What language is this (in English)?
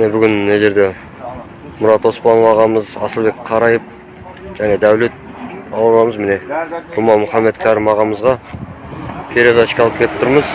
Turkish